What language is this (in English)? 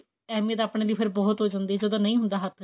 Punjabi